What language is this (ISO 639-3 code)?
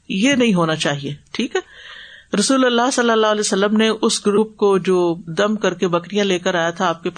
urd